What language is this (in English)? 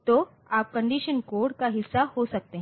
Hindi